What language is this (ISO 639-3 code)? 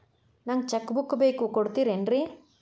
kan